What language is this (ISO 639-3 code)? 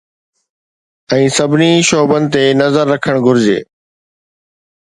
snd